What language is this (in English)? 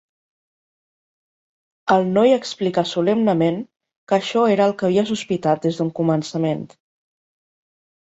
Catalan